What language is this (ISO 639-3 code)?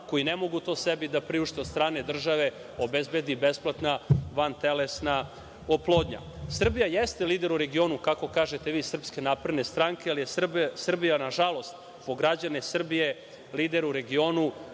srp